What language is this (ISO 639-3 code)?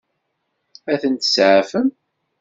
kab